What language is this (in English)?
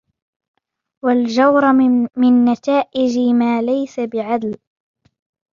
Arabic